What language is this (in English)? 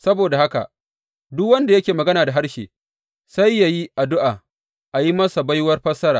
Hausa